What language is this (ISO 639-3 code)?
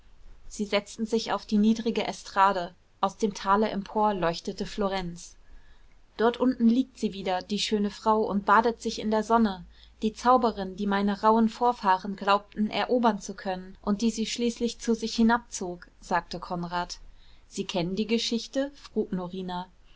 deu